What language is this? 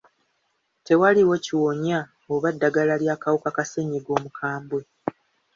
Ganda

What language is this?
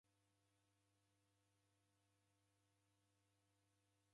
Taita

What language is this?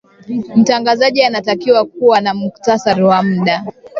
Swahili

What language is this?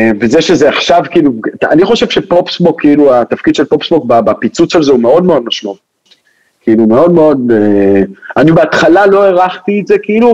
Hebrew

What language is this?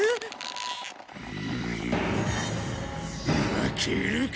Japanese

